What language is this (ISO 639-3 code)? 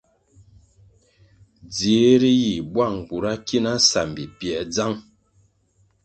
nmg